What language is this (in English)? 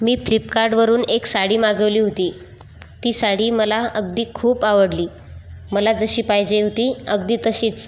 Marathi